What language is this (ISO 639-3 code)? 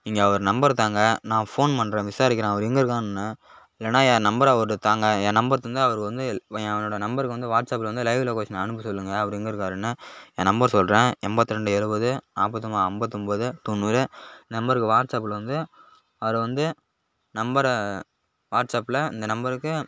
tam